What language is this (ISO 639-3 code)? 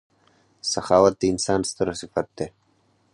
pus